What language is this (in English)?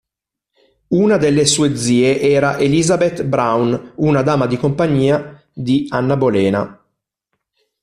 Italian